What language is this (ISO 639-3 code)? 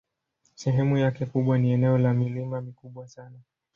swa